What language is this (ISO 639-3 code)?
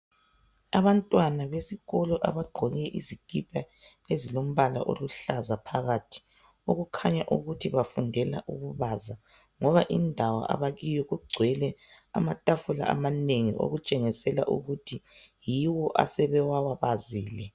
nde